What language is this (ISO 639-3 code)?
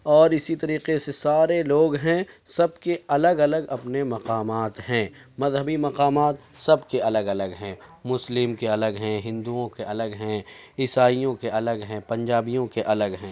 urd